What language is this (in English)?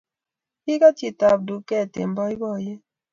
Kalenjin